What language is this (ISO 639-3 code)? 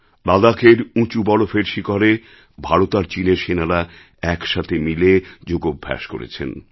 ben